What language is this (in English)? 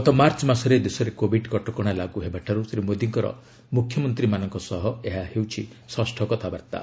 Odia